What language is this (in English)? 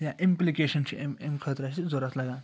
Kashmiri